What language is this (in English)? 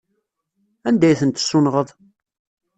Kabyle